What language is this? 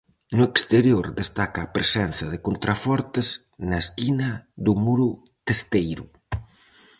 Galician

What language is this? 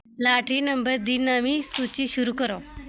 Dogri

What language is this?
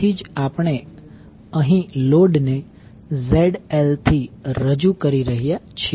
Gujarati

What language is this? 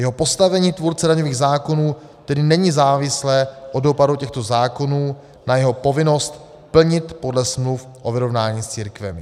Czech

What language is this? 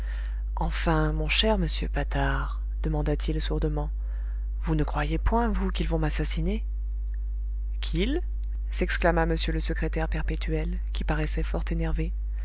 French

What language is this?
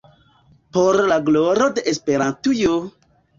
Esperanto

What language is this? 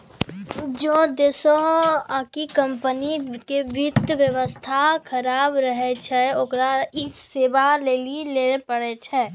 Maithili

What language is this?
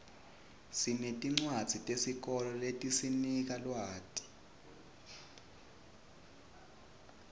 Swati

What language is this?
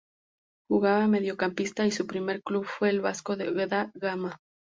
Spanish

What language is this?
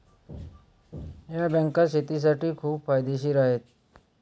Marathi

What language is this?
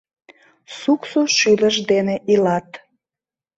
Mari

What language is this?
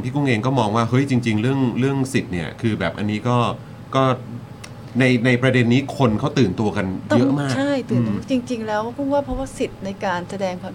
Thai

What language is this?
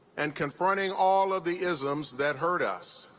English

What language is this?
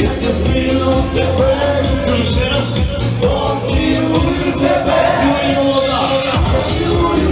Ukrainian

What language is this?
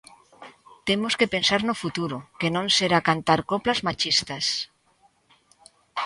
Galician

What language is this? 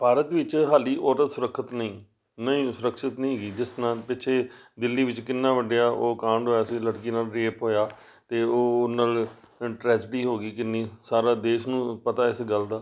Punjabi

